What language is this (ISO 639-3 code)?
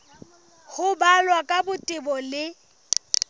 sot